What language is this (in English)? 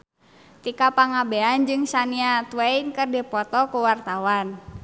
Sundanese